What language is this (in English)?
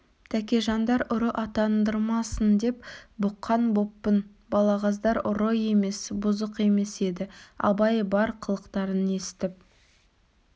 Kazakh